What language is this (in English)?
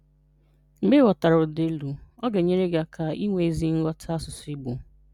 Igbo